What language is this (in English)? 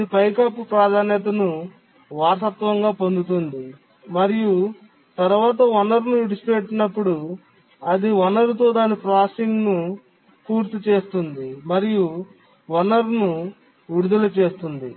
Telugu